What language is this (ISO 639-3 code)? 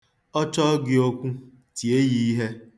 ibo